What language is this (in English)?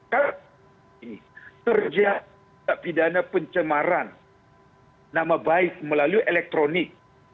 Indonesian